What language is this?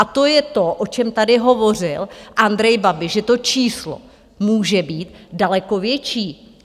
Czech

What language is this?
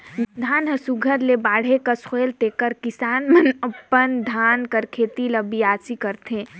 Chhattisgarhi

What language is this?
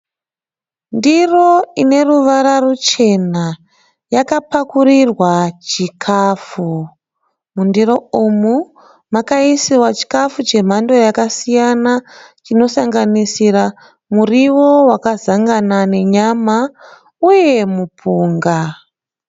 Shona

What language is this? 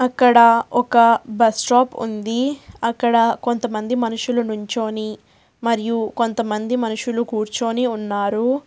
Telugu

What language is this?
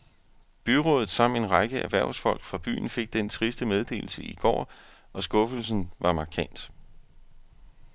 Danish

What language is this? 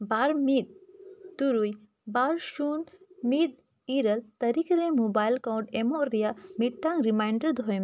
Santali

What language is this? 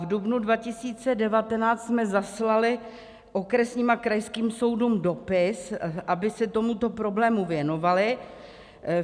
Czech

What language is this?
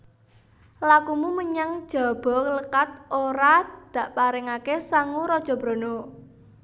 Javanese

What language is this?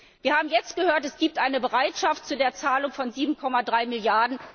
German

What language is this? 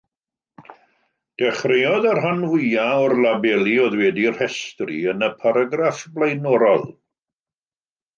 Welsh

